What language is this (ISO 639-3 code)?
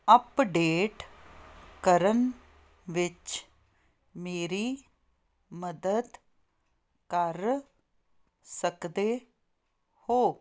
pan